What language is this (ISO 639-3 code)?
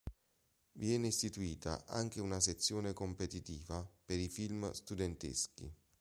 ita